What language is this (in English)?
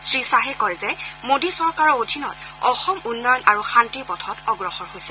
Assamese